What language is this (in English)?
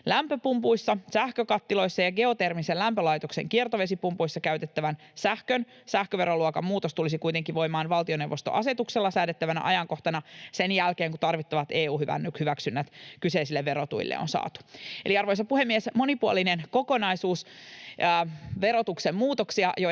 Finnish